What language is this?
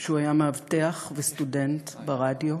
Hebrew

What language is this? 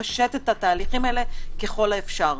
Hebrew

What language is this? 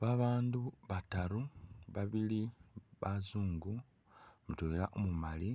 Masaaba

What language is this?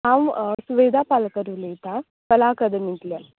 Konkani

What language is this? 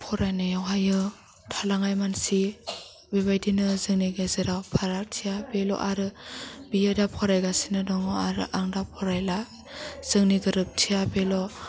Bodo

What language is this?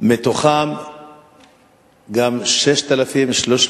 Hebrew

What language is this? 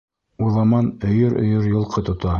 Bashkir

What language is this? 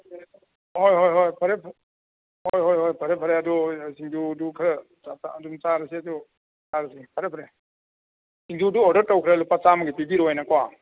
Manipuri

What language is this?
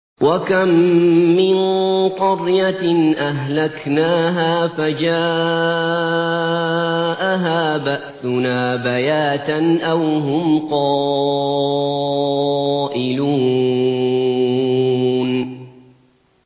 Arabic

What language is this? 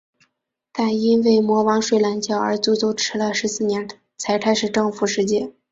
Chinese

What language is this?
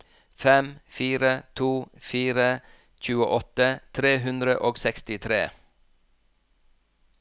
Norwegian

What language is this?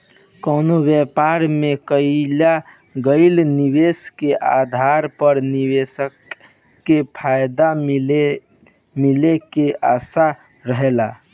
Bhojpuri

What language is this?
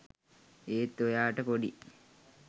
Sinhala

